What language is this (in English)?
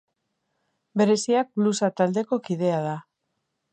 Basque